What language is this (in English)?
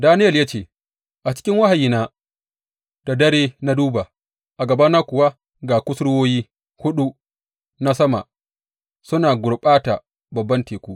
Hausa